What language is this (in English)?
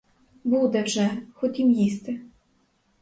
Ukrainian